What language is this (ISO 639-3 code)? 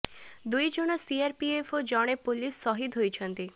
ori